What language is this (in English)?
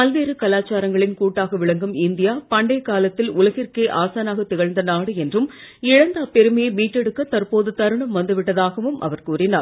Tamil